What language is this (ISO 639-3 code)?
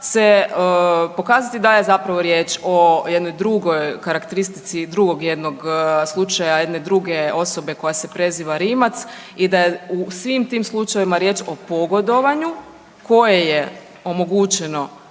hrv